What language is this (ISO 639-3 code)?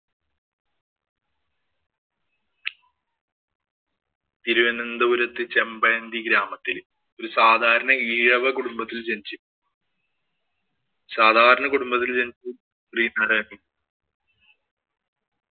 mal